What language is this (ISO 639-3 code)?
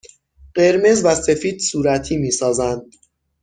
fas